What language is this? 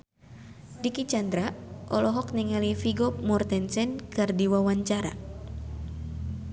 Sundanese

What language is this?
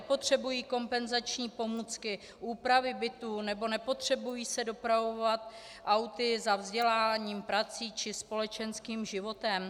Czech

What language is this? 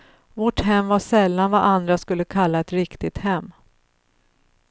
Swedish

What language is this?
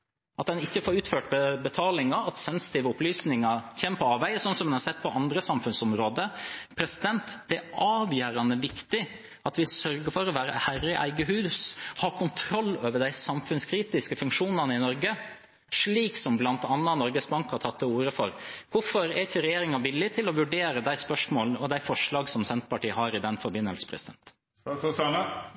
Norwegian Bokmål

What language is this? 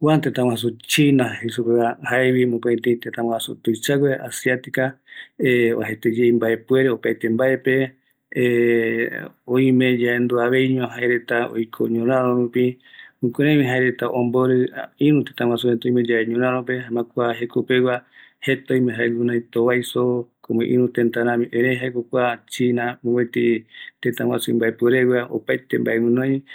Eastern Bolivian Guaraní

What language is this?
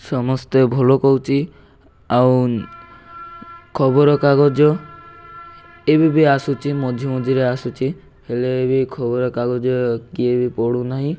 Odia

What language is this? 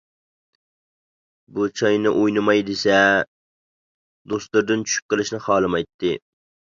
Uyghur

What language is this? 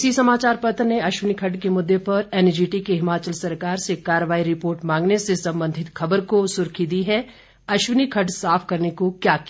Hindi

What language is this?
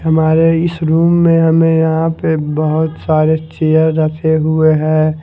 Hindi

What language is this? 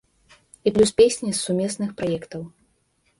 Belarusian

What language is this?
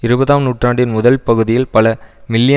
Tamil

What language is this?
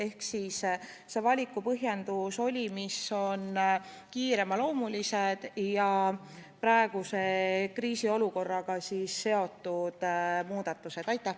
Estonian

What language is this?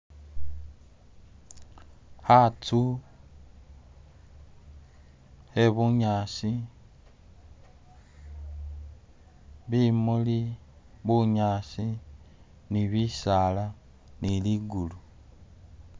Masaaba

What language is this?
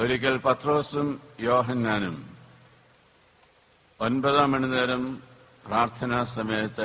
Malayalam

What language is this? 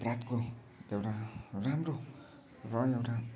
Nepali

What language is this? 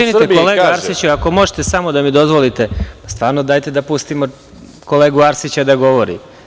Serbian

